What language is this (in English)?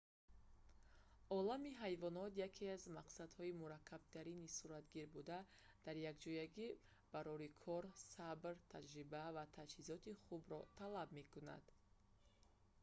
Tajik